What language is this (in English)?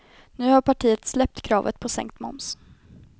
Swedish